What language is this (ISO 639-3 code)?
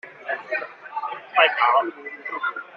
zho